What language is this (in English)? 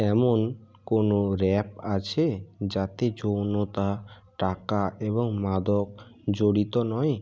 Bangla